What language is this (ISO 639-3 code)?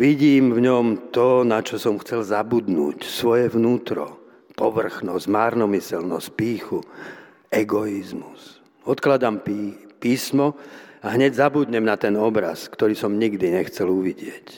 slk